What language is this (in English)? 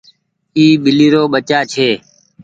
Goaria